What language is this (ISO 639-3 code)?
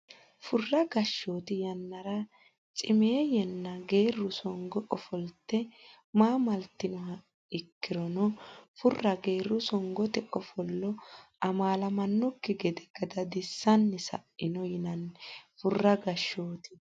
sid